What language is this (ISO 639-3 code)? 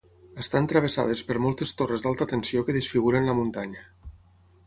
cat